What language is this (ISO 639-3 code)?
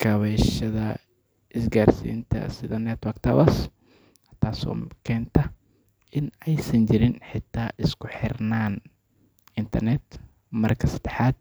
som